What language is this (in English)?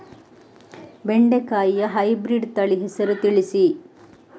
Kannada